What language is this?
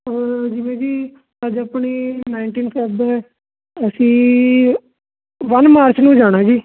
Punjabi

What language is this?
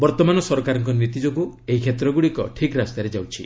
Odia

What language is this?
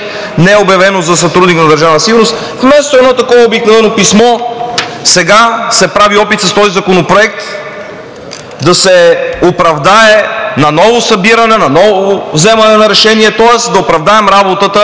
Bulgarian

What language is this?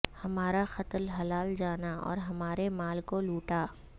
Urdu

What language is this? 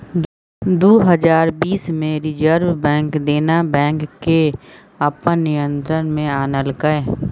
Maithili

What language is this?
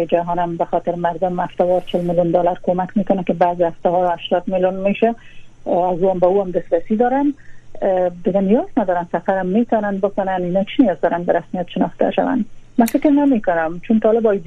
Persian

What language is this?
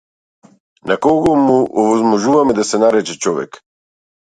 Macedonian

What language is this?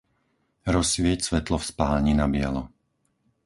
Slovak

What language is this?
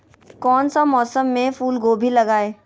Magahi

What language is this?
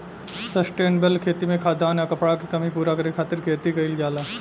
Bhojpuri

